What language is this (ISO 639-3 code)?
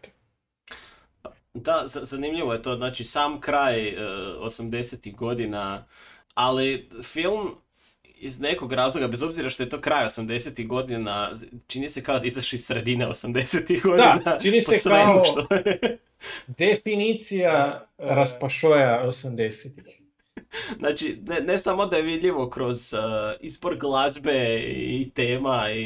hrv